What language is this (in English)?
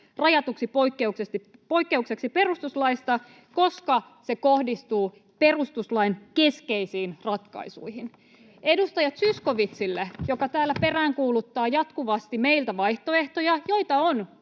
Finnish